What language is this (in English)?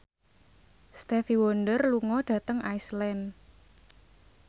Javanese